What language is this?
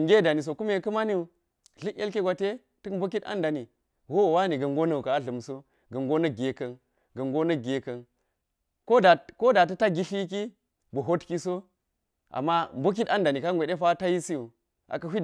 Geji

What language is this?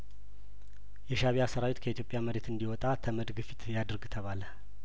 Amharic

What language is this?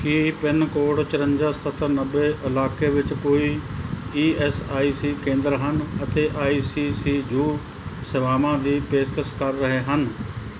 Punjabi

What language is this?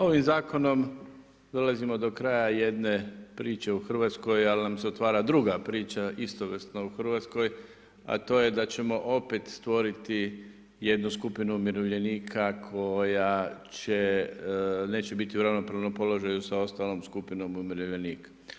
Croatian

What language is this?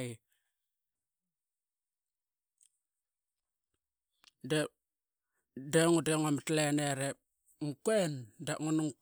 Qaqet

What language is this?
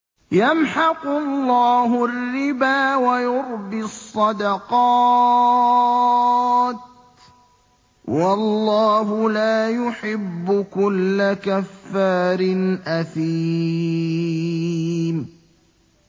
Arabic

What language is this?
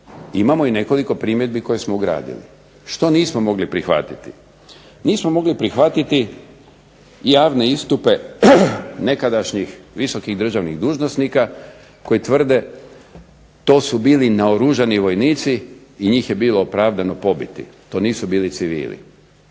Croatian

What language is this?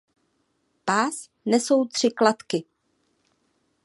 Czech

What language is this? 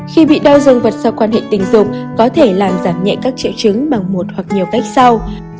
Vietnamese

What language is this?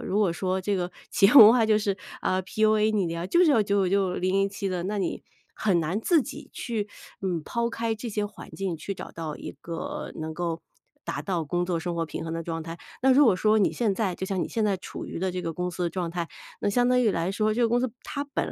Chinese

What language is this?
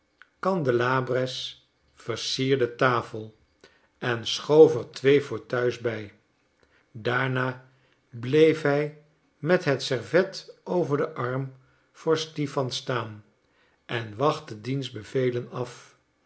Dutch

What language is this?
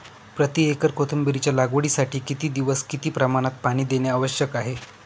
Marathi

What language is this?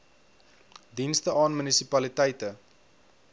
Afrikaans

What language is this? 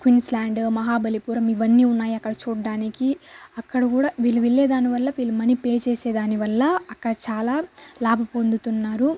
Telugu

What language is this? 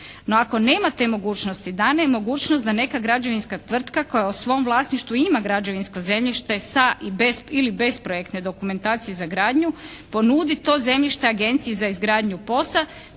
Croatian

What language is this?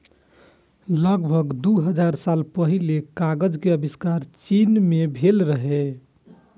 Maithili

